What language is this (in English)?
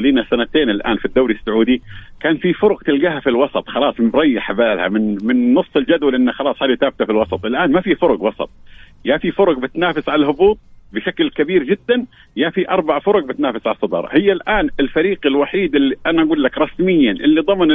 Arabic